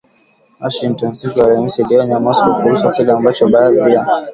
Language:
Swahili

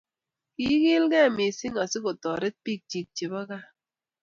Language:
Kalenjin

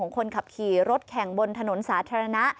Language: Thai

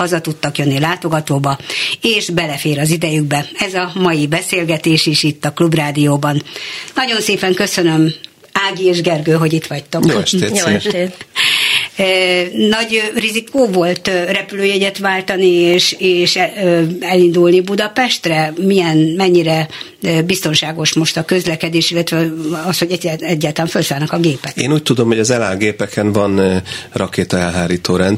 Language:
Hungarian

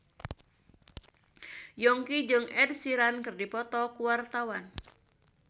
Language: Sundanese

